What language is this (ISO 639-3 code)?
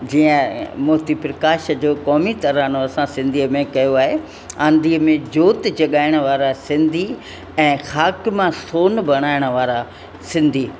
snd